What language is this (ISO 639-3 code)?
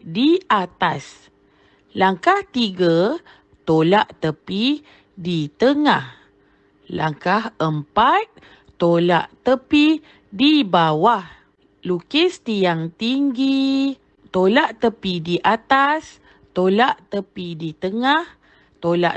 msa